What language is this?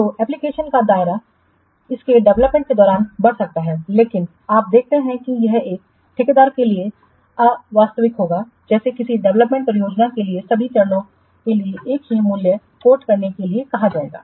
Hindi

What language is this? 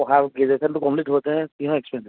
Assamese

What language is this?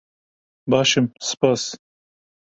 Kurdish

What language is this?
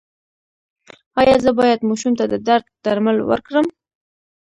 Pashto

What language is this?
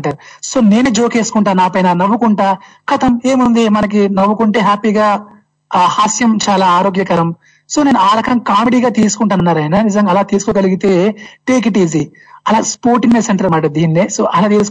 Telugu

